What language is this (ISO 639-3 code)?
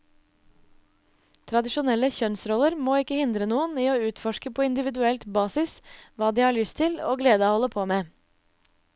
nor